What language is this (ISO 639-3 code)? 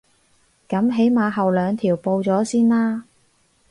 yue